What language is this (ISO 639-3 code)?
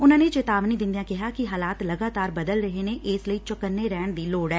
pan